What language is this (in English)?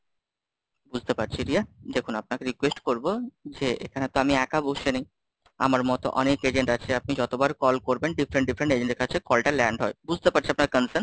Bangla